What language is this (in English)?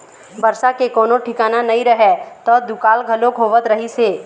Chhattisgarhi